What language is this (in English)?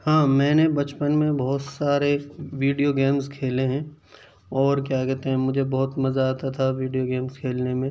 Urdu